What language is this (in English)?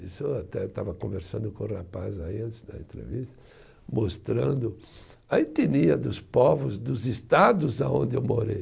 Portuguese